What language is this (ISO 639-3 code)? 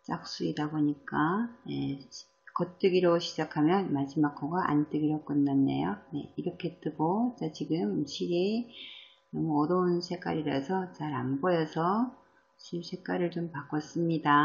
kor